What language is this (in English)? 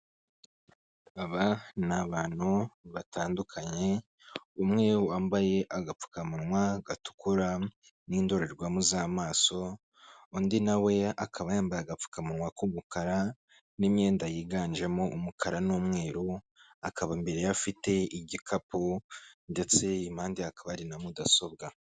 Kinyarwanda